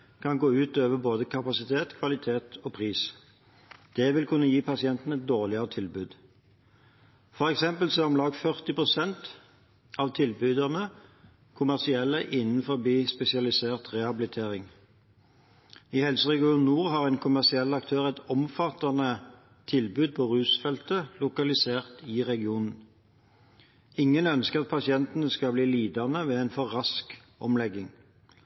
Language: Norwegian Bokmål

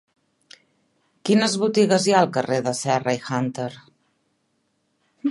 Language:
Catalan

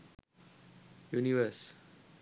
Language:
Sinhala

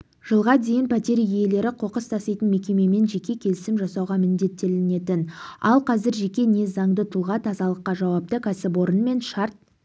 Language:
Kazakh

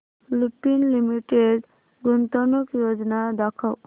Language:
Marathi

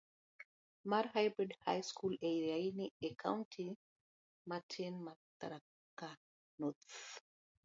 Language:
Luo (Kenya and Tanzania)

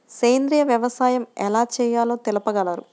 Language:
Telugu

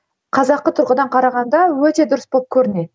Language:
Kazakh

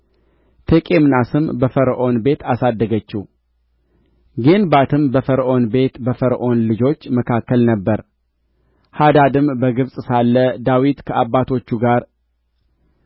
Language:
Amharic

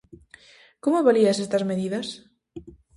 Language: Galician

